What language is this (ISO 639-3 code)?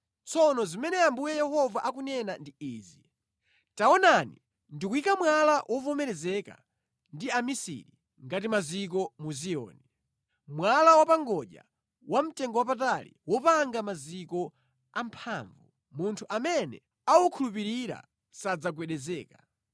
nya